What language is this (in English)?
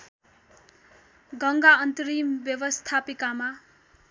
Nepali